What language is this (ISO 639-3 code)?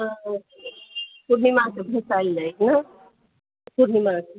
mai